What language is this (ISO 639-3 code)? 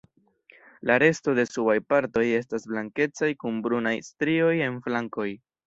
epo